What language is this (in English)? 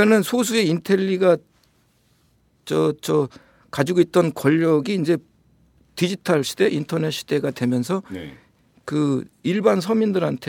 Korean